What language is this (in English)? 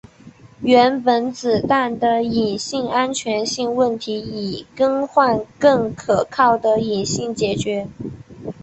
Chinese